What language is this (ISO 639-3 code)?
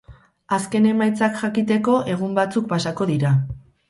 eus